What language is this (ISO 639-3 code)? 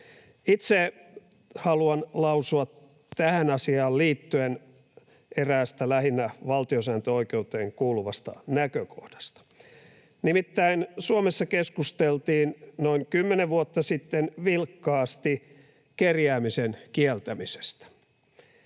fin